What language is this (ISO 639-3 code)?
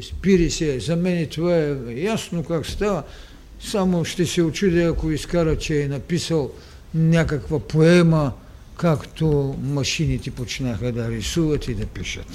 bul